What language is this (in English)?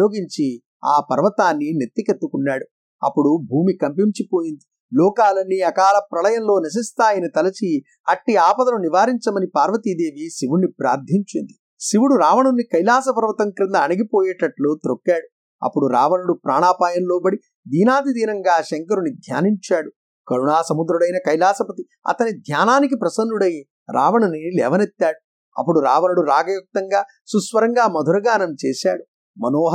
Telugu